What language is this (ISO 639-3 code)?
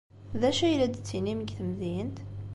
kab